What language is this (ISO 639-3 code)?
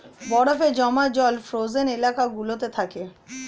ben